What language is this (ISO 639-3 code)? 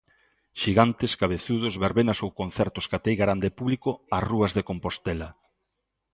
glg